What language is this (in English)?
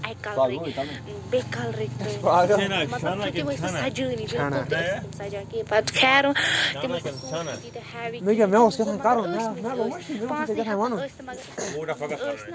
Kashmiri